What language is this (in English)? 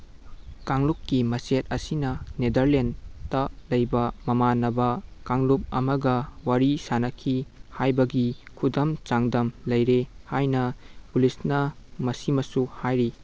Manipuri